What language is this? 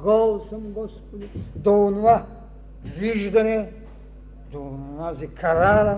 Bulgarian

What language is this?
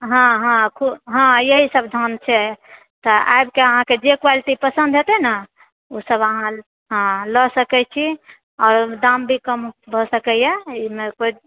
Maithili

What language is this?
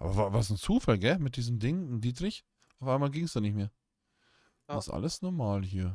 German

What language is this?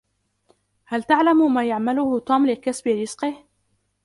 Arabic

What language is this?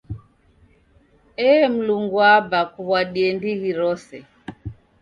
Taita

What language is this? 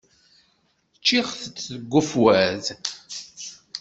Kabyle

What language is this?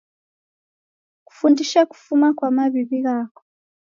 Taita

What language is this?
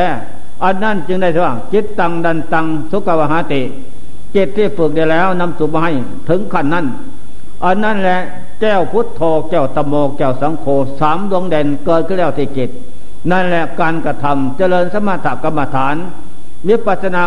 Thai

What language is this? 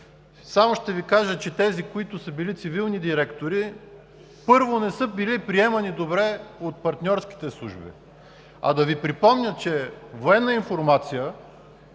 Bulgarian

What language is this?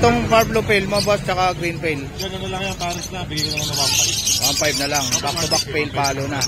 Filipino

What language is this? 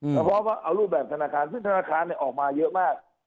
Thai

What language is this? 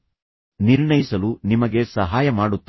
Kannada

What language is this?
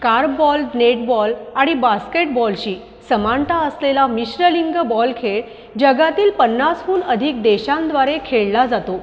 Marathi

